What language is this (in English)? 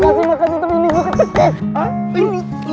Indonesian